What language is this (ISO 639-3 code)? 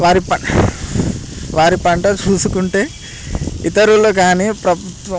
tel